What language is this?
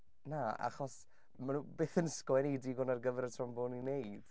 Welsh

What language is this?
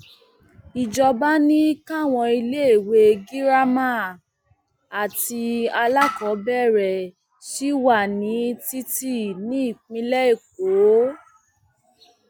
Yoruba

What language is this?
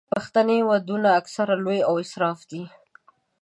Pashto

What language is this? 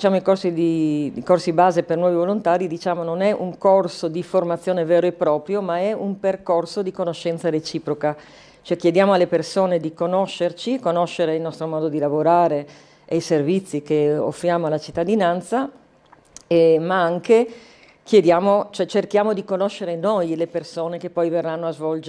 Italian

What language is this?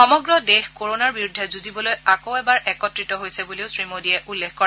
Assamese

